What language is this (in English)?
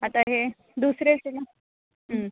Konkani